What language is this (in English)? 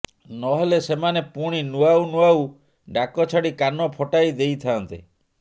Odia